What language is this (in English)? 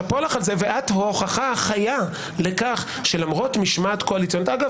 Hebrew